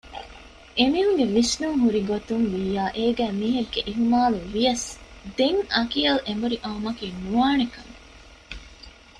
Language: Divehi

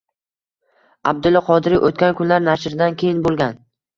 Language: Uzbek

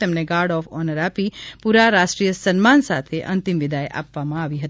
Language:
Gujarati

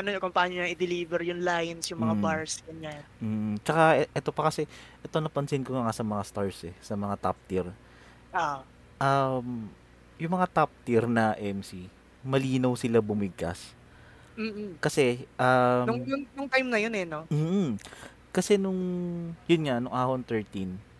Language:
Filipino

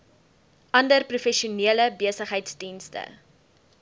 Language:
Afrikaans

